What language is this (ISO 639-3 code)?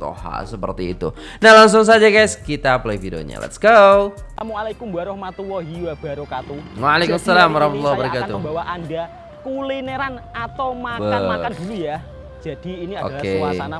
ind